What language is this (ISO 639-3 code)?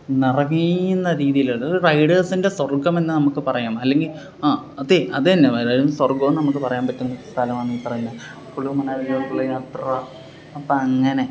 mal